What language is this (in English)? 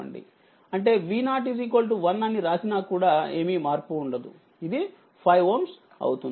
Telugu